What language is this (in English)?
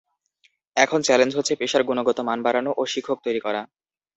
Bangla